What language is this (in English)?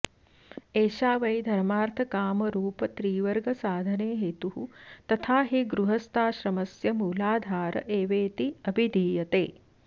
Sanskrit